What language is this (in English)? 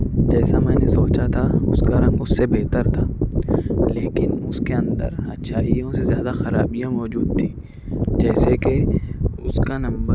Urdu